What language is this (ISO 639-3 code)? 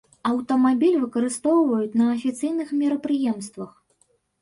bel